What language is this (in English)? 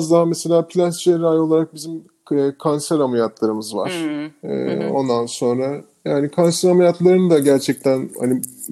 Turkish